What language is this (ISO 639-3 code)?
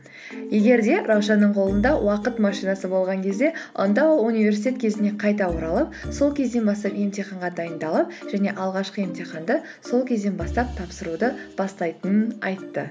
kaz